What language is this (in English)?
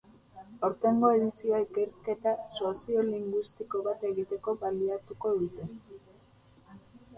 Basque